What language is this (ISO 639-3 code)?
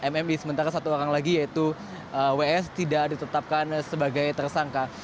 ind